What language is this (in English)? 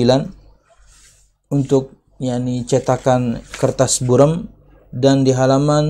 Indonesian